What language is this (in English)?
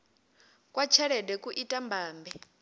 Venda